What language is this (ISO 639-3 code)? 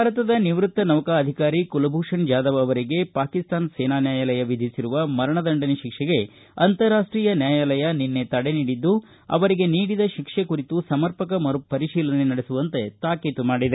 kan